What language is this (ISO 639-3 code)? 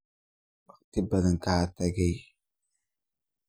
som